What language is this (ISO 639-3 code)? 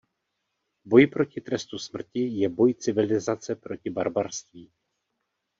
ces